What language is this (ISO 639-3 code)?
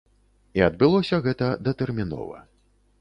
bel